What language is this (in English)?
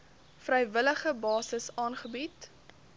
Afrikaans